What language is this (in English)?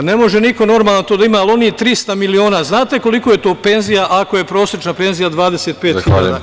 Serbian